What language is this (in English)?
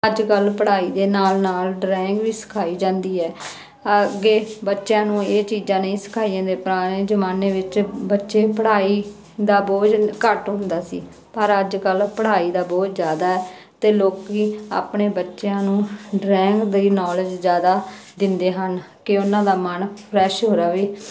Punjabi